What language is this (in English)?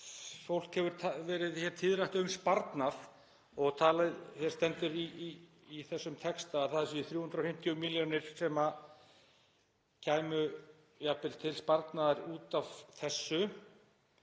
Icelandic